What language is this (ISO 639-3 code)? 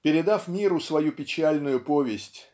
rus